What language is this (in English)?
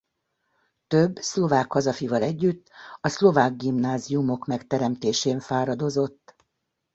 Hungarian